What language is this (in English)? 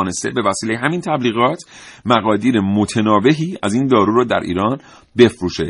Persian